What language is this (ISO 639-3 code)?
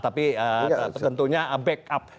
ind